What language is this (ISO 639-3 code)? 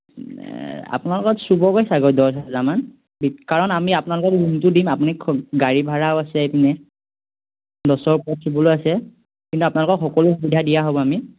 asm